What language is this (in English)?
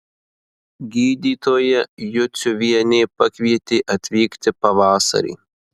Lithuanian